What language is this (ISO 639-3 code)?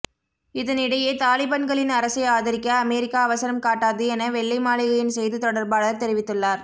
tam